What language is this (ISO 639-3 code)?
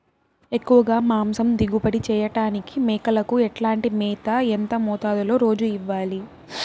tel